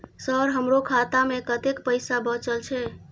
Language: Maithili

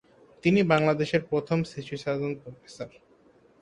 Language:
Bangla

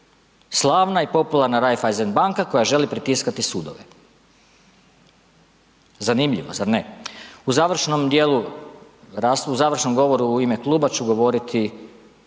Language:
Croatian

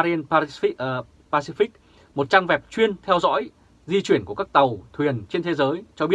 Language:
Vietnamese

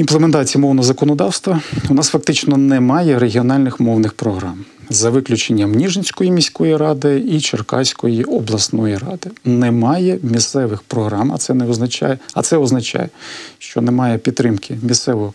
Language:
Ukrainian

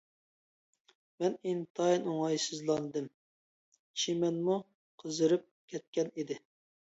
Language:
Uyghur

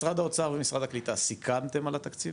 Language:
Hebrew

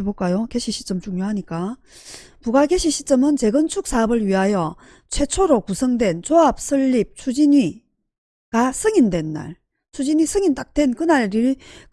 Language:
Korean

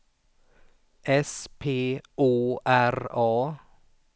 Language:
Swedish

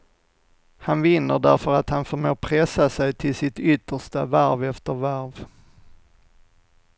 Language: Swedish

